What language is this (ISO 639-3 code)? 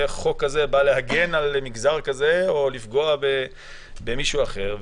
heb